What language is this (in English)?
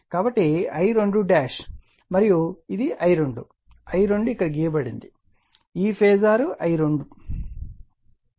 Telugu